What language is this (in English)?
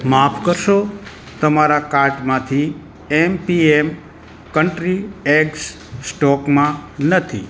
Gujarati